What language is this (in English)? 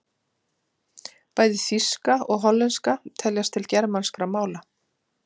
Icelandic